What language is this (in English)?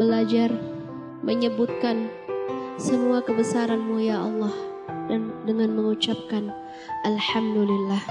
Indonesian